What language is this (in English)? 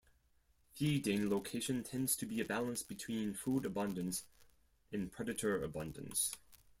English